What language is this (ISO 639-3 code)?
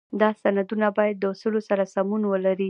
pus